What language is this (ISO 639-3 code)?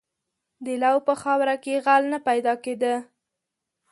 pus